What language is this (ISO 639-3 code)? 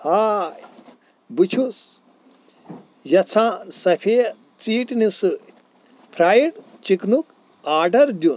kas